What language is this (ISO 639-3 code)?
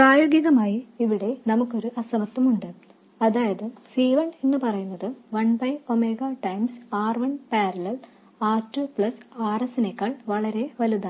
mal